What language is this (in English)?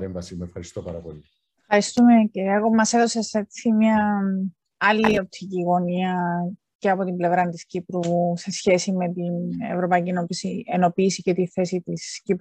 Greek